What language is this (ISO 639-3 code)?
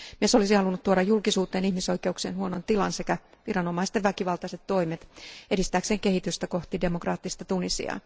fin